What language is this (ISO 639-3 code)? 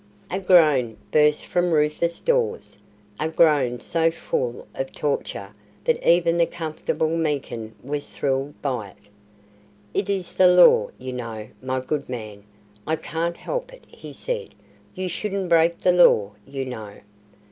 eng